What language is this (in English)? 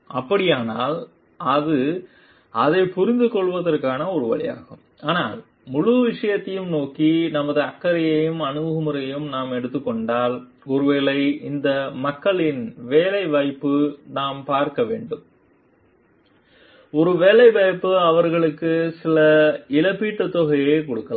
Tamil